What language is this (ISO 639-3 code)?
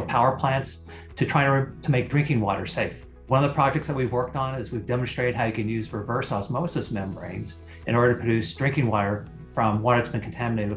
eng